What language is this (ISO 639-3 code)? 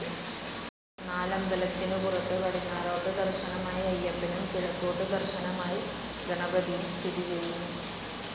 mal